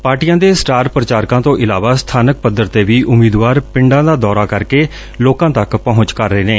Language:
Punjabi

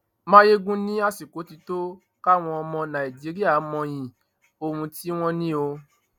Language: Yoruba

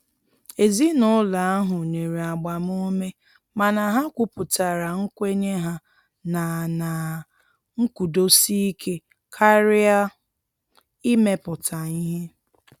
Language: Igbo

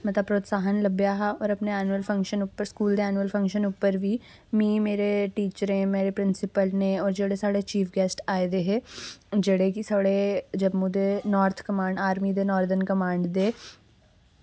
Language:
Dogri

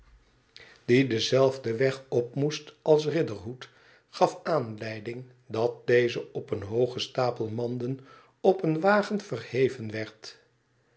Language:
Dutch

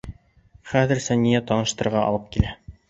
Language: Bashkir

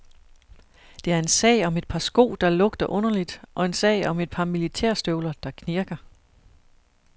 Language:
Danish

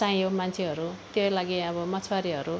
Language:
Nepali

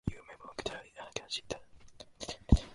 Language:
Japanese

